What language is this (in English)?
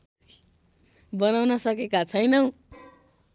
Nepali